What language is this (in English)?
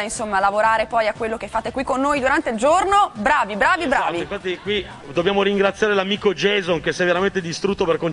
Italian